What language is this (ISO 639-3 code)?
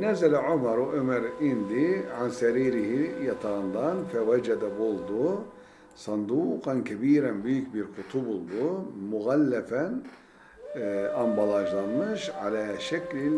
tur